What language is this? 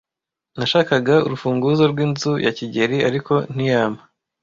Kinyarwanda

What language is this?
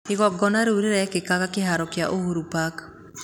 Kikuyu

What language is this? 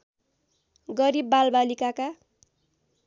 Nepali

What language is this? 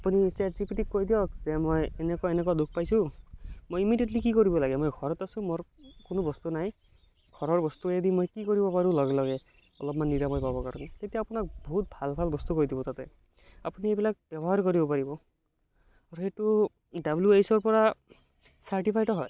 Assamese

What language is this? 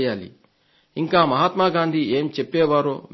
Telugu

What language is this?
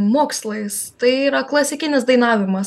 Lithuanian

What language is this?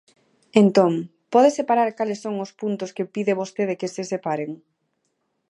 Galician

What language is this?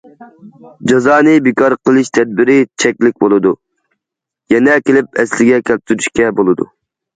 Uyghur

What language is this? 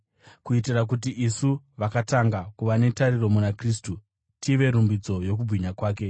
Shona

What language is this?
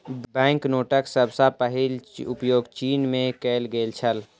Maithili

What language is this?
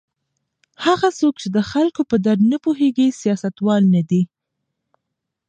Pashto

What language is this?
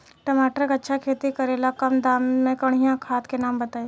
Bhojpuri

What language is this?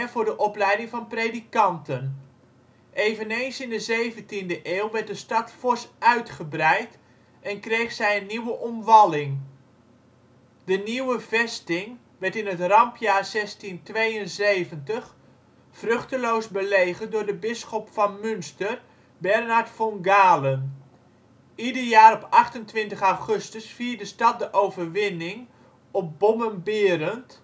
Dutch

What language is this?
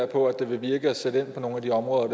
Danish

